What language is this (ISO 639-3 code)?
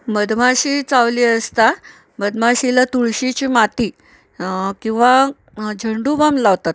mar